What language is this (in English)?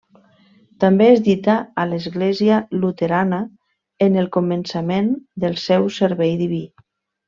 Catalan